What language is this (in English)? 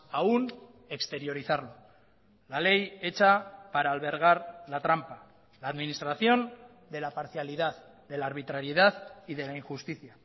Spanish